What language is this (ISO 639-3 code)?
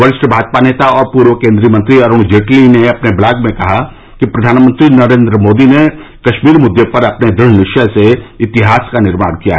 hin